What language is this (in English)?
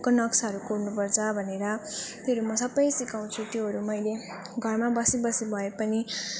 Nepali